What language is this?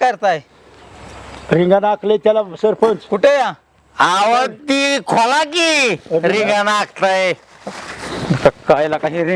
Indonesian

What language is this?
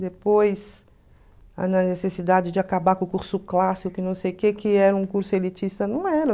Portuguese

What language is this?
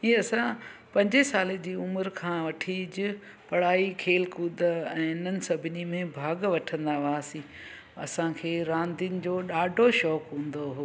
Sindhi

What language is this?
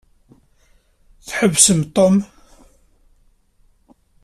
Kabyle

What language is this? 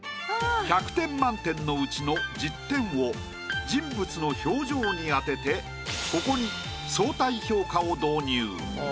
Japanese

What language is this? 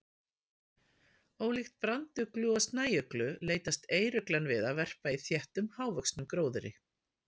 Icelandic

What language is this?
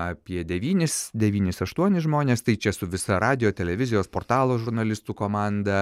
Lithuanian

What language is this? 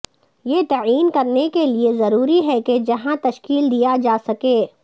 Urdu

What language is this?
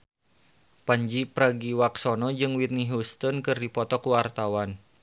Sundanese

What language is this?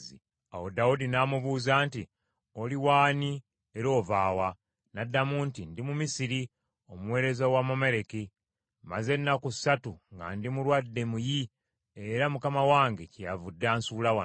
Ganda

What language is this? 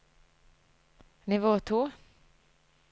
Norwegian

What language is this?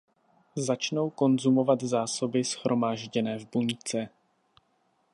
Czech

